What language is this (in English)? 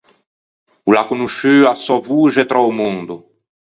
Ligurian